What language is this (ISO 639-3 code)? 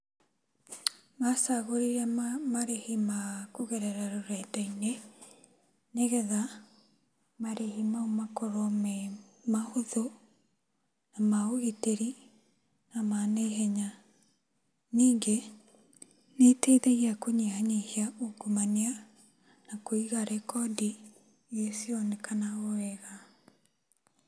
kik